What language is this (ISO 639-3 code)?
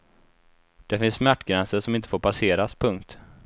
swe